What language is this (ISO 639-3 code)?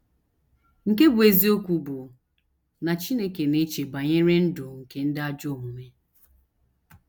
ibo